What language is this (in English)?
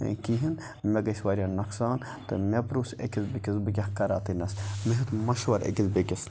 Kashmiri